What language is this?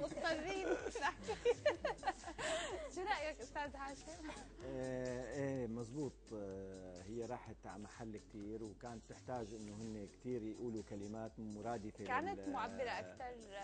Arabic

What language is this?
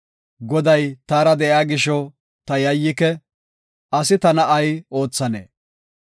Gofa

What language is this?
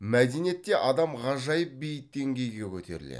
Kazakh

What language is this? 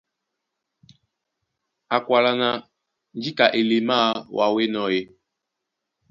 Duala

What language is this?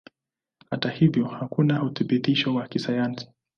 Swahili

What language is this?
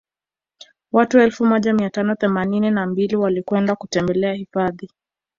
Swahili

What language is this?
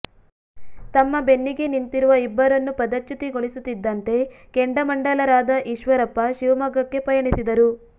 Kannada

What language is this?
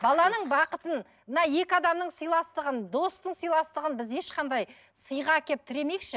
Kazakh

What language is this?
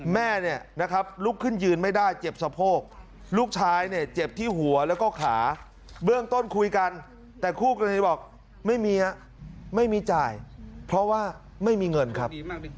Thai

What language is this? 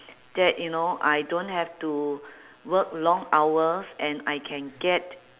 English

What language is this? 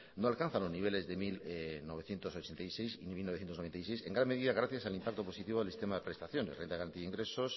Spanish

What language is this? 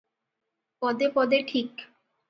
Odia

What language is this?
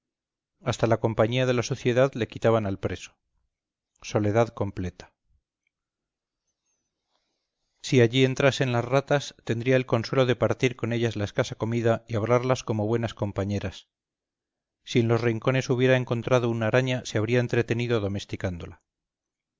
Spanish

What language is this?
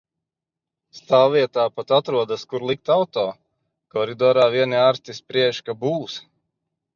Latvian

